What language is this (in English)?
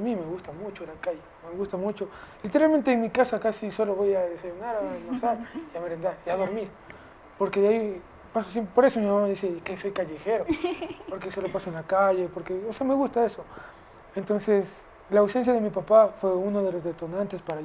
Spanish